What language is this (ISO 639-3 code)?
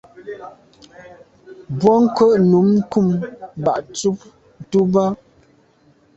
byv